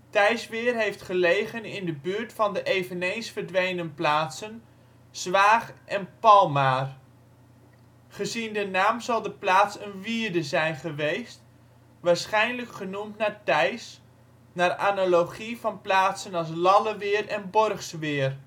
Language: Dutch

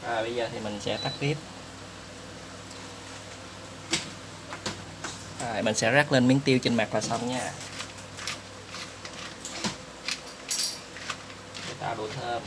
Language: Vietnamese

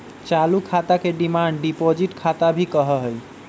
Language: Magahi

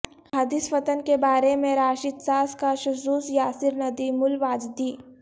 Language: Urdu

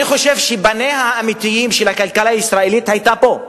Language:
Hebrew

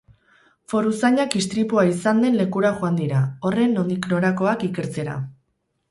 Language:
Basque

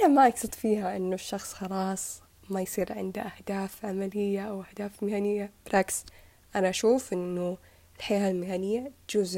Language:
Arabic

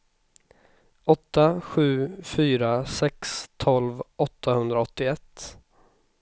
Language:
Swedish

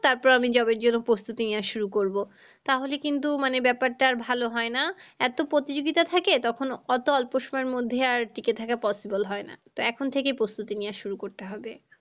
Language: Bangla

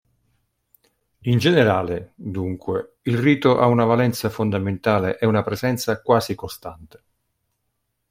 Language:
Italian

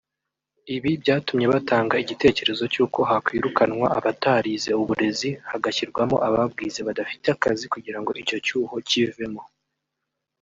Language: Kinyarwanda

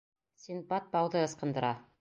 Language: Bashkir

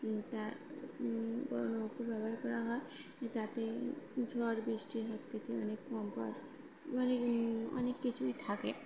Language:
Bangla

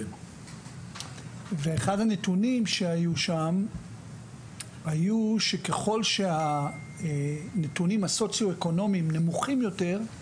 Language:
Hebrew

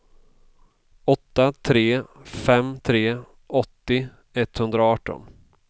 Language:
Swedish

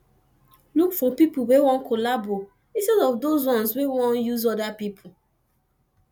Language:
Nigerian Pidgin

